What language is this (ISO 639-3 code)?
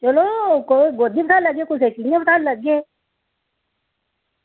doi